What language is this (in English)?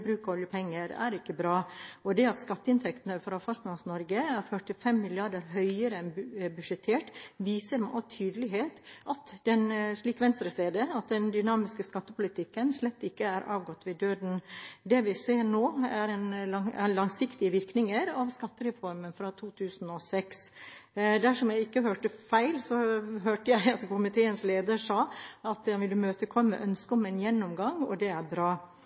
Norwegian Bokmål